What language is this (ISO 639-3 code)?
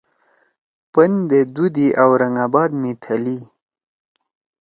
trw